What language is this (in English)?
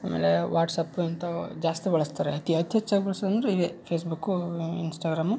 Kannada